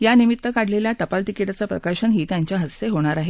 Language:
Marathi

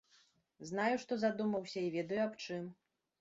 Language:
Belarusian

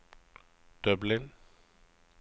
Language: Norwegian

